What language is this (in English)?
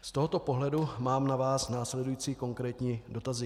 Czech